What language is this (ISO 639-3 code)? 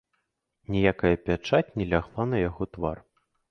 bel